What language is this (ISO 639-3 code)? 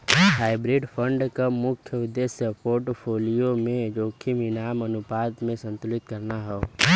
bho